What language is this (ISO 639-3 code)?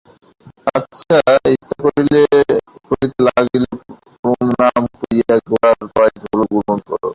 ben